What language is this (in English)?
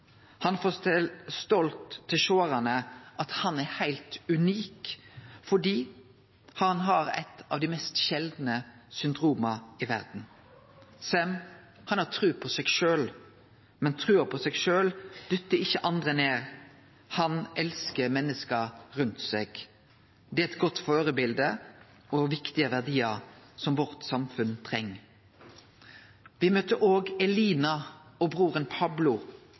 Norwegian Nynorsk